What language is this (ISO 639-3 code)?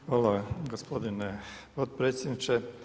hrv